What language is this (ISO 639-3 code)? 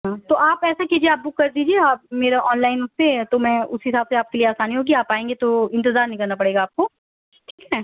urd